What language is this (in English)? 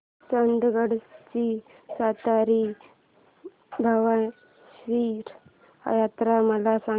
Marathi